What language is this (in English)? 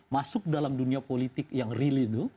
Indonesian